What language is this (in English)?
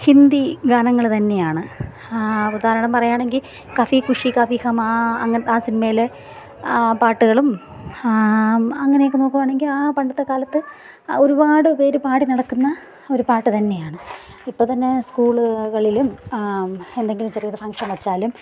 Malayalam